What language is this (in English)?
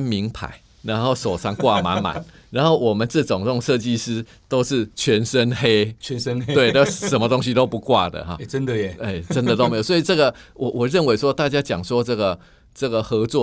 Chinese